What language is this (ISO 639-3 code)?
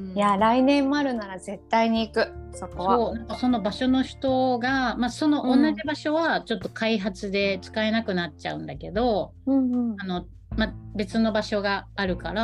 jpn